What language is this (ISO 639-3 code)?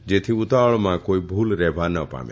guj